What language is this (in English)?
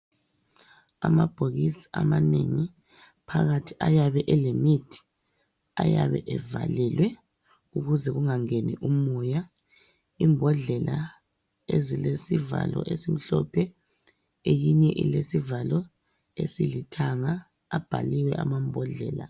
North Ndebele